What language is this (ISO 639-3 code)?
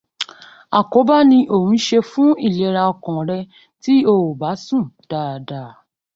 yor